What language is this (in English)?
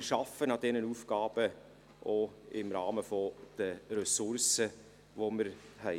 Swiss German